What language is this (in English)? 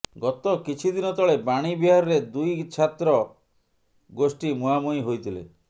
Odia